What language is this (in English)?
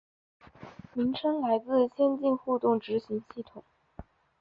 Chinese